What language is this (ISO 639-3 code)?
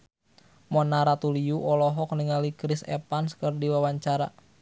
sun